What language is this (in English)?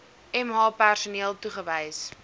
Afrikaans